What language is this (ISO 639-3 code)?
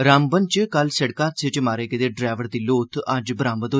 doi